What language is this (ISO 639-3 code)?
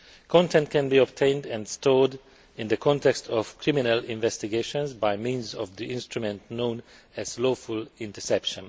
eng